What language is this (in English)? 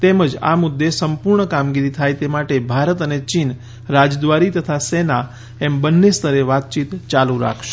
Gujarati